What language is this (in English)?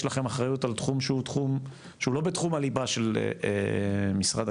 Hebrew